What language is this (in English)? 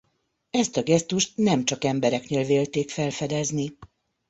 Hungarian